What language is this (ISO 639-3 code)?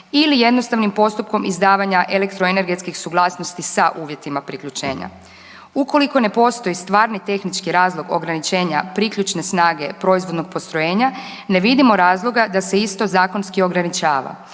hrv